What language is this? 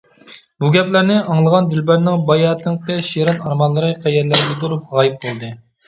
Uyghur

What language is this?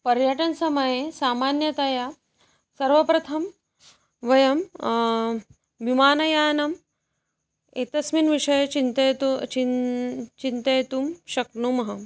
Sanskrit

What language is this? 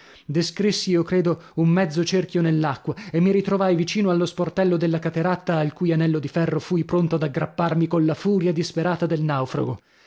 Italian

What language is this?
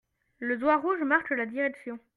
French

